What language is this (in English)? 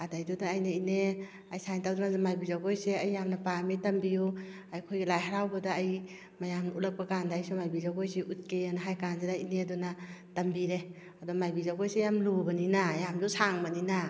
Manipuri